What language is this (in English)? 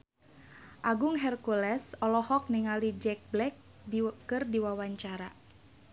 Sundanese